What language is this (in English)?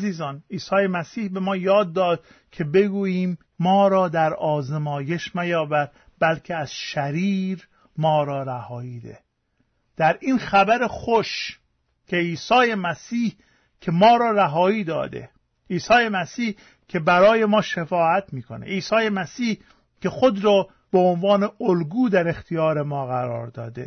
Persian